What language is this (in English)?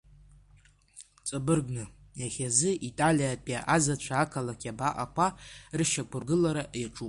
Abkhazian